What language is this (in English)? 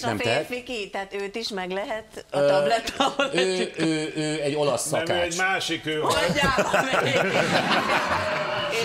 Hungarian